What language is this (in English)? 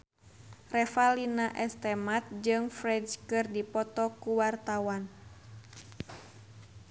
Sundanese